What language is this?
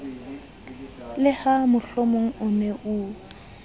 Southern Sotho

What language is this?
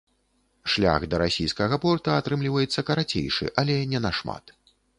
Belarusian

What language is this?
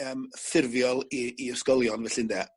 Welsh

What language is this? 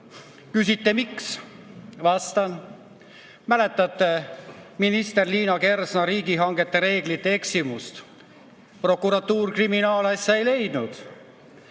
Estonian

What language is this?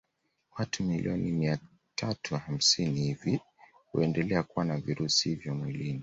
Swahili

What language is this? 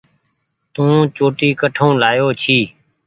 Goaria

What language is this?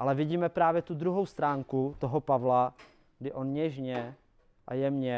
Czech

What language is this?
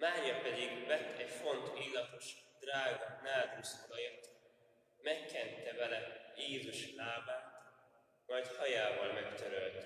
Hungarian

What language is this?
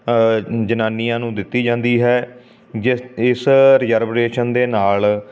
Punjabi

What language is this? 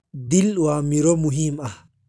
Somali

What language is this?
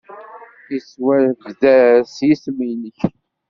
Kabyle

